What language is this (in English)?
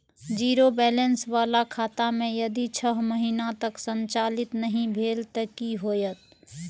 Maithili